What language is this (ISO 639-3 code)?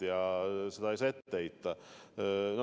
est